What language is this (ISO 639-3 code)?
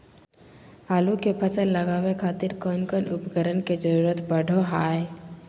mag